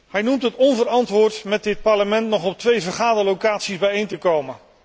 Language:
Dutch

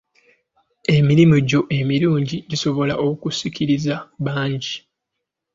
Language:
Ganda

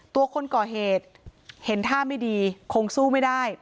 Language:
Thai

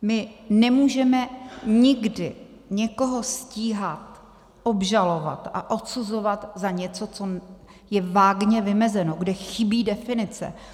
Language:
Czech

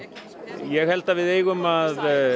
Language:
Icelandic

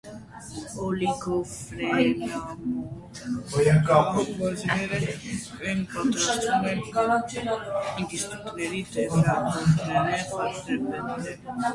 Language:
Armenian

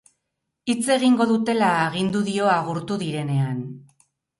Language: Basque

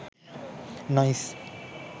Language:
Sinhala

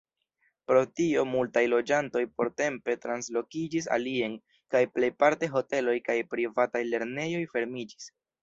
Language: Esperanto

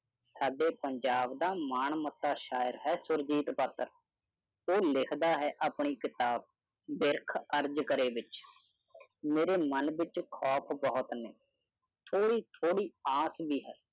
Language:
Punjabi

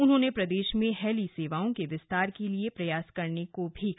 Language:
Hindi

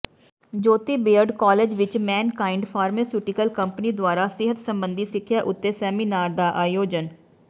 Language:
Punjabi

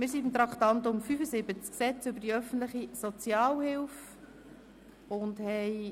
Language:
Swiss German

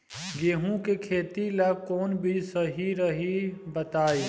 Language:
Bhojpuri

